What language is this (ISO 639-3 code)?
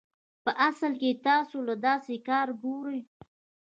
pus